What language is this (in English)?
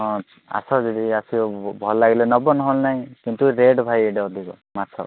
Odia